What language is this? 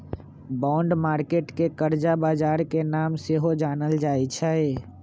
Magahi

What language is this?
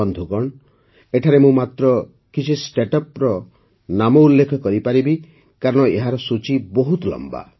Odia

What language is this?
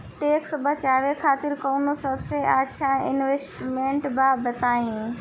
Bhojpuri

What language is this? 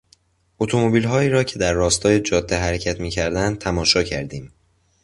Persian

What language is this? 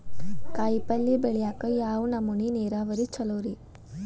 Kannada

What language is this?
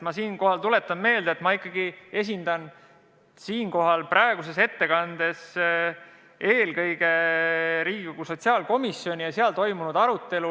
Estonian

